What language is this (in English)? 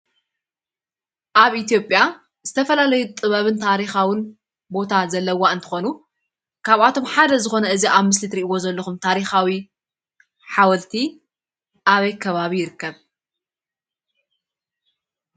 Tigrinya